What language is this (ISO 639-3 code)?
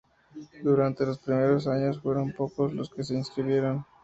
spa